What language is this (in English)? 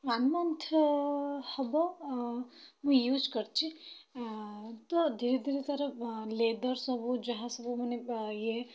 Odia